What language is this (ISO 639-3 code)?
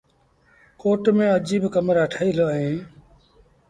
sbn